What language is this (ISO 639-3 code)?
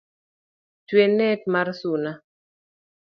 luo